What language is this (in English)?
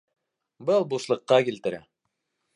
Bashkir